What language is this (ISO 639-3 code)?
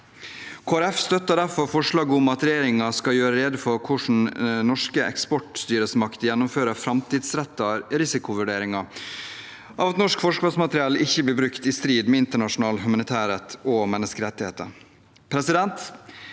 nor